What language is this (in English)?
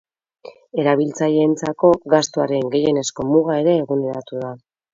Basque